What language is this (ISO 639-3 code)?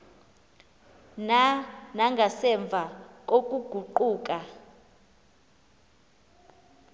xho